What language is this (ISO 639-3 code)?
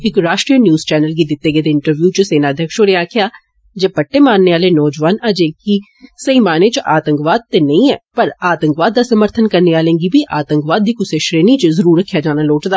doi